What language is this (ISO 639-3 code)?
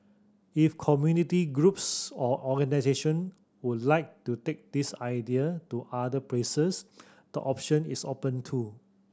eng